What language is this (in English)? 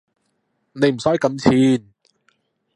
Cantonese